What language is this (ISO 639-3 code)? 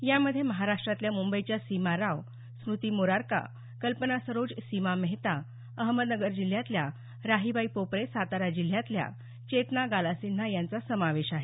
mar